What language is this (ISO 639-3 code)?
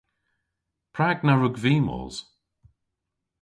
cor